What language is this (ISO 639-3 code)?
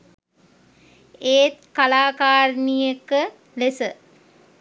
sin